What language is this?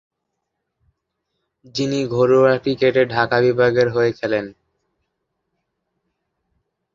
Bangla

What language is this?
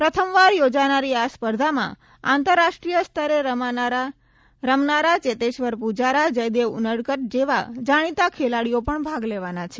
Gujarati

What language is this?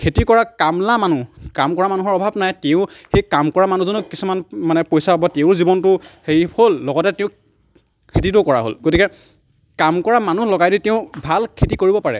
Assamese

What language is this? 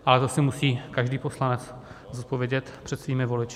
Czech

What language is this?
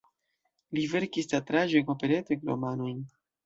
Esperanto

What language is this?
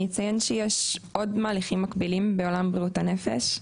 Hebrew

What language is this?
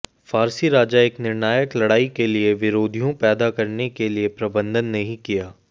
Hindi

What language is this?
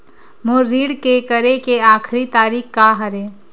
Chhattisgarhi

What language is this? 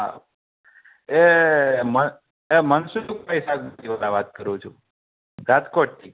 Gujarati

